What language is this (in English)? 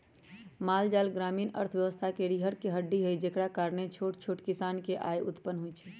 Magahi